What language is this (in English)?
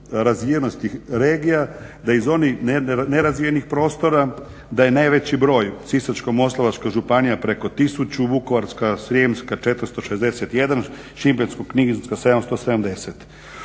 Croatian